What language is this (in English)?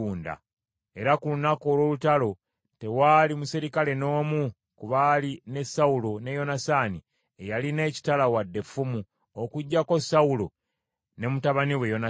Ganda